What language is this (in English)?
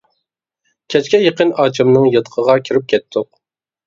Uyghur